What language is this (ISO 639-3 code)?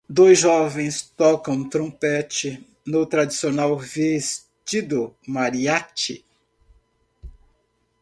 por